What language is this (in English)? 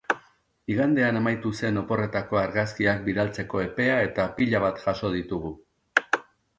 Basque